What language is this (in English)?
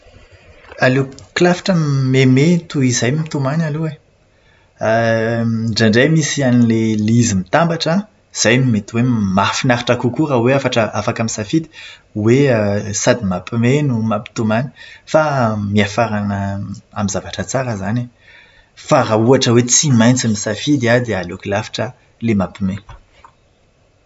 Malagasy